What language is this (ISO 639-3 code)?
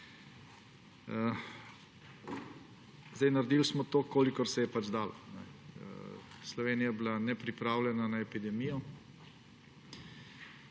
slv